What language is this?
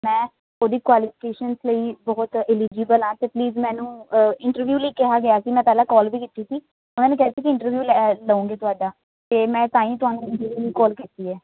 Punjabi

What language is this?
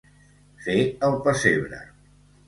Catalan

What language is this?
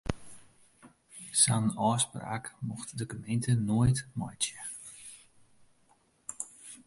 Western Frisian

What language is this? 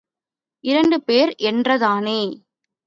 Tamil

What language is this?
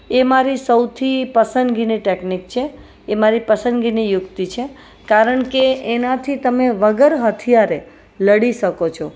Gujarati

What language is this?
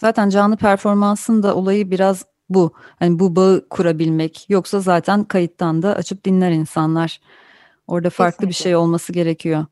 Turkish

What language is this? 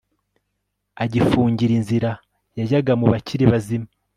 Kinyarwanda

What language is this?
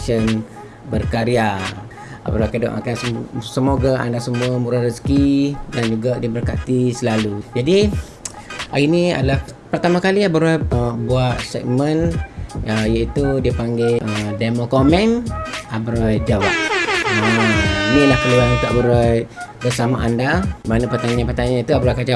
Malay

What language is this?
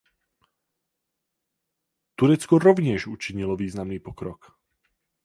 Czech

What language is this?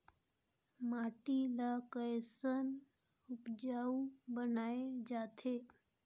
Chhattisgarhi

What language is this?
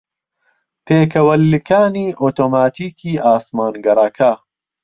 Central Kurdish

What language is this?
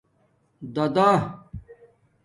Domaaki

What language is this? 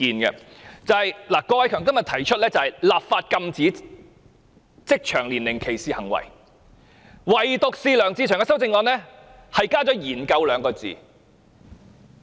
Cantonese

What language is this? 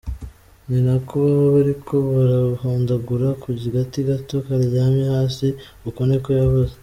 Kinyarwanda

